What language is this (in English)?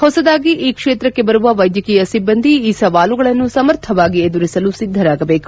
Kannada